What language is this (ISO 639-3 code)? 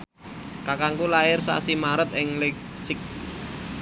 jav